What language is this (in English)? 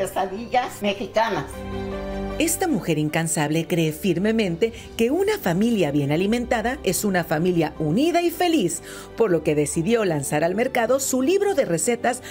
Spanish